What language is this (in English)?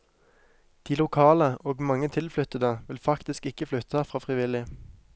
Norwegian